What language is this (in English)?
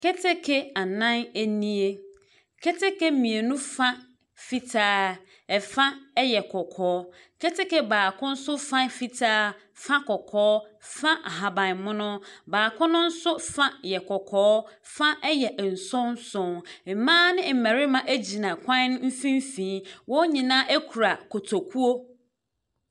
Akan